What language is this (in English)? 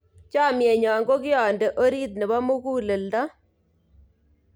Kalenjin